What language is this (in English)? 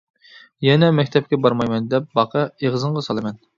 Uyghur